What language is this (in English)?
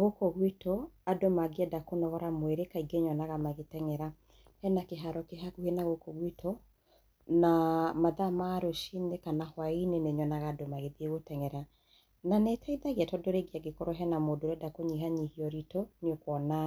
Kikuyu